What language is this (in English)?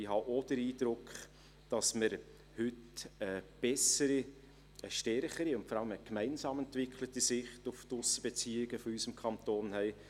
Swiss German